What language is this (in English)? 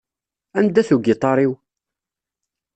Kabyle